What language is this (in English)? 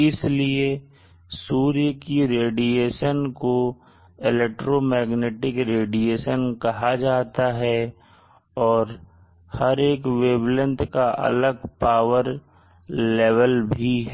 Hindi